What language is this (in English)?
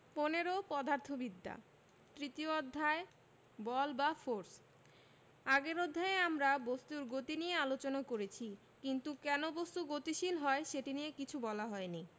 Bangla